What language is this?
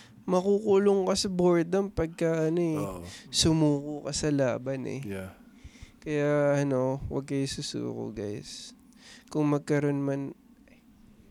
Filipino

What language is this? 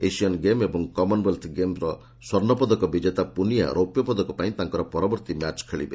Odia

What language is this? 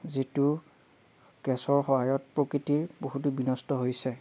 Assamese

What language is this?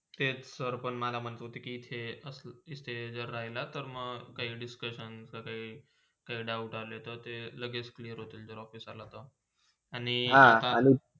Marathi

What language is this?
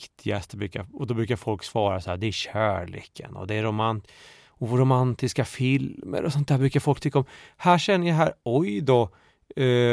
Swedish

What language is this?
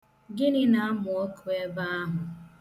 Igbo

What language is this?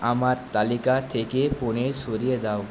Bangla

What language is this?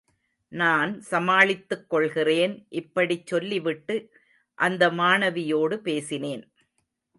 Tamil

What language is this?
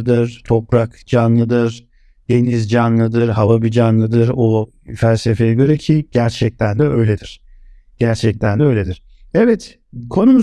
Turkish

